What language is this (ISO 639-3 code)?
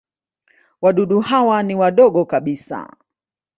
swa